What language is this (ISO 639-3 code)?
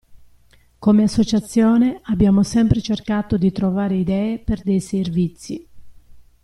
ita